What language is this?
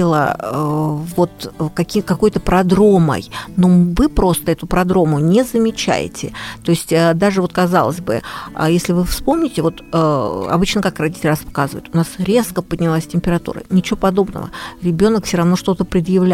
Russian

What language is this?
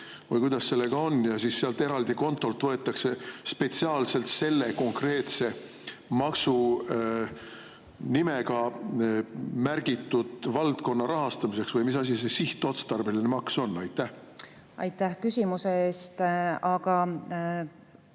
Estonian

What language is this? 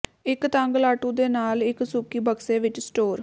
Punjabi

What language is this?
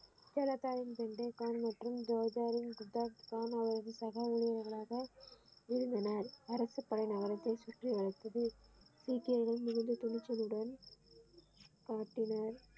Tamil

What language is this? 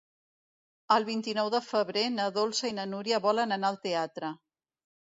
Catalan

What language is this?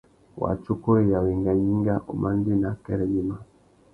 Tuki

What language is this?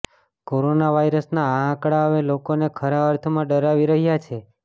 Gujarati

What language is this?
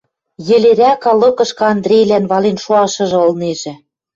Western Mari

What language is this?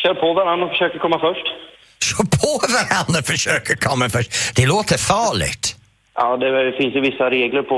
Swedish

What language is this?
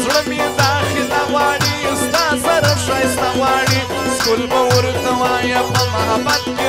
Turkish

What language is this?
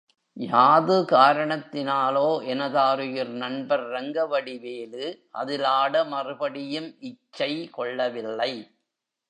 Tamil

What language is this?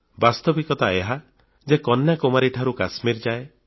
Odia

